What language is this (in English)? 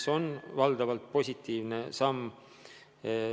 Estonian